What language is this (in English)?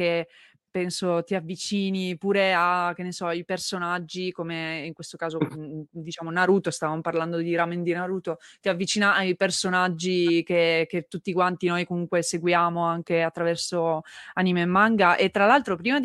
Italian